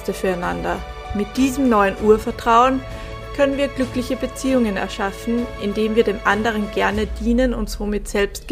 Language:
German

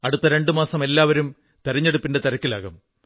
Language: Malayalam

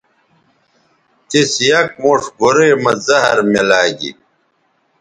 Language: Bateri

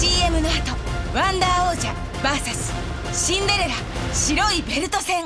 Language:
Japanese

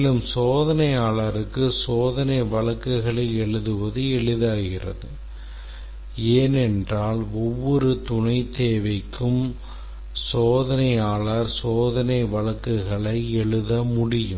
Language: Tamil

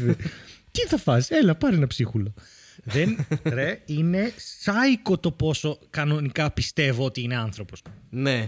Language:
Greek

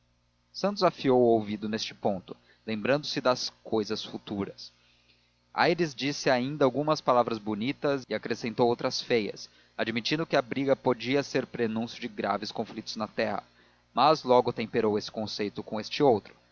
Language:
Portuguese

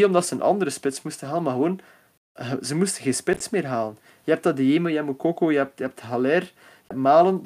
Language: Dutch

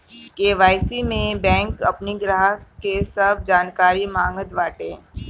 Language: Bhojpuri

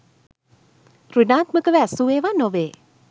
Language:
Sinhala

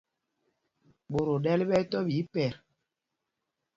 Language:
Mpumpong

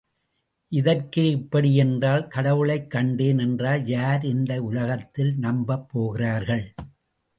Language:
Tamil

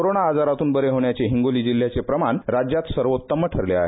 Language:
Marathi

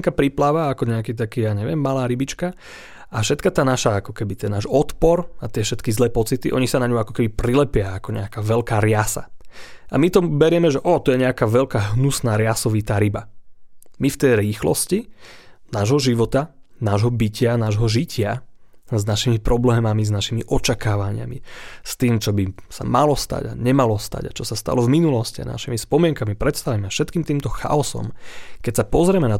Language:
Slovak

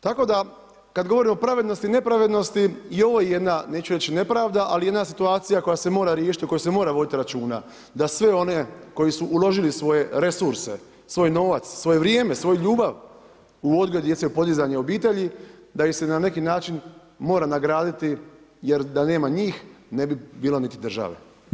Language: Croatian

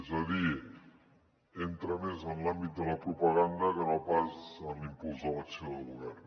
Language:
Catalan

